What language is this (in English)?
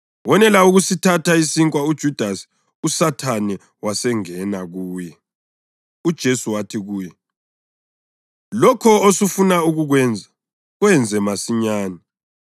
North Ndebele